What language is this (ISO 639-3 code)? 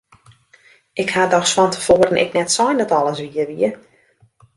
fry